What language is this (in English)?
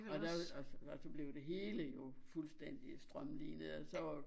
Danish